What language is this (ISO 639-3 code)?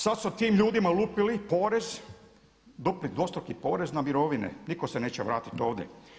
hrv